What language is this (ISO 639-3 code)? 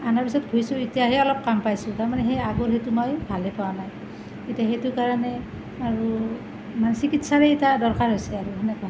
asm